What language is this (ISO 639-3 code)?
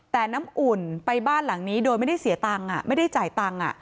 tha